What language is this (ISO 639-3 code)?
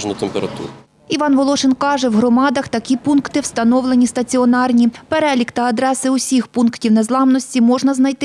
ukr